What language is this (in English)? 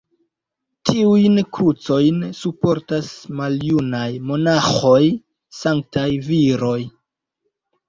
Esperanto